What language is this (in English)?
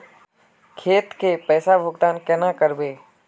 Magahi